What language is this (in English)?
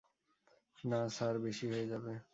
Bangla